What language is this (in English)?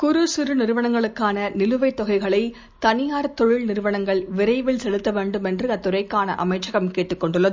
Tamil